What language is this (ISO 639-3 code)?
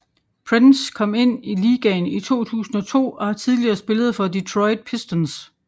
dan